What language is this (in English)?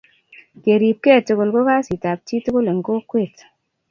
Kalenjin